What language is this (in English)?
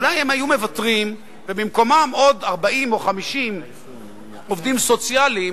Hebrew